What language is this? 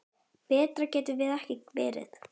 Icelandic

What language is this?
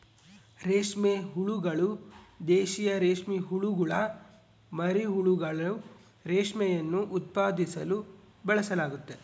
Kannada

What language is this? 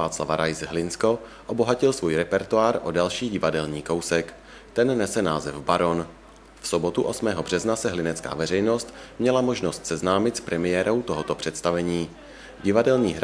Czech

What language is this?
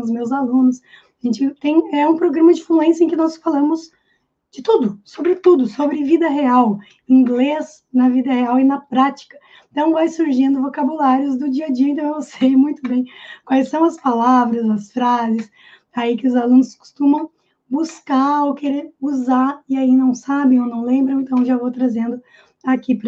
Portuguese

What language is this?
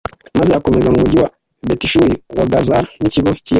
Kinyarwanda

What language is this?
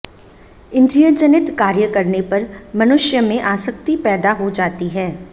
Hindi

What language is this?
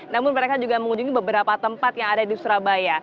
Indonesian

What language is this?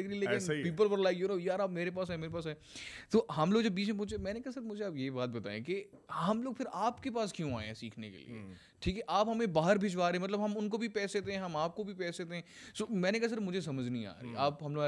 Urdu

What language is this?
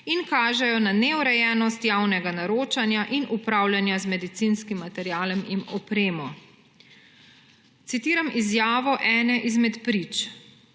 Slovenian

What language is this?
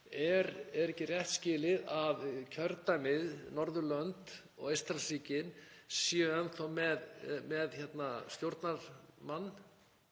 Icelandic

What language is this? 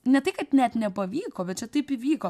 Lithuanian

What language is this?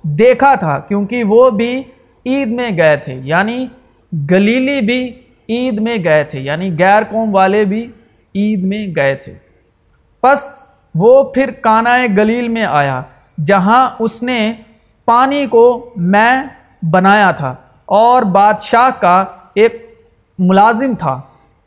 Urdu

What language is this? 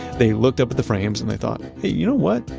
English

